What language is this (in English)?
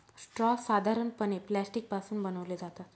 Marathi